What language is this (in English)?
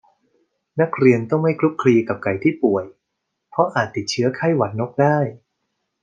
Thai